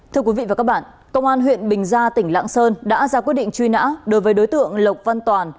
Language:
Vietnamese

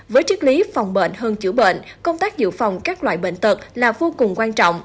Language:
Vietnamese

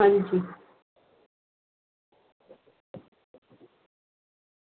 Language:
Dogri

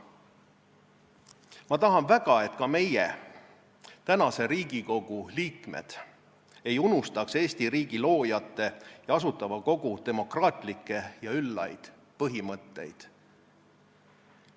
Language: Estonian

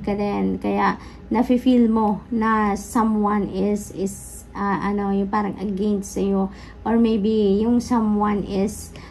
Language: Filipino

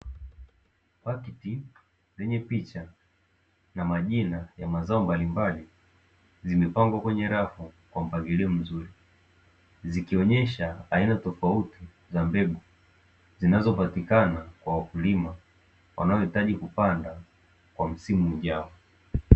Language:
Swahili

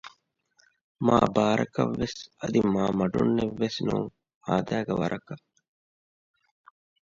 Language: Divehi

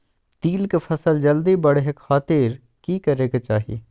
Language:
Magahi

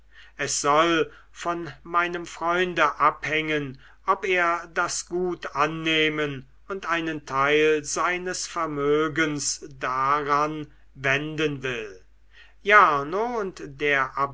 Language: German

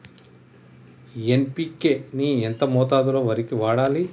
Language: Telugu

